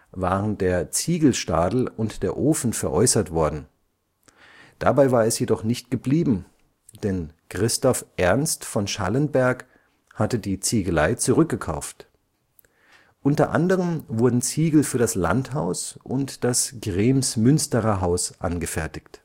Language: German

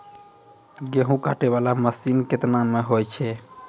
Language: Maithili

